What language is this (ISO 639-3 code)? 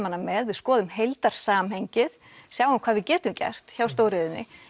isl